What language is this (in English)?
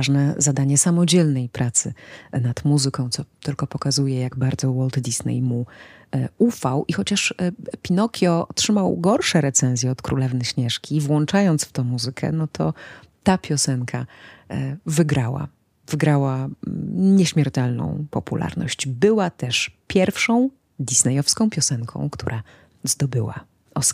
Polish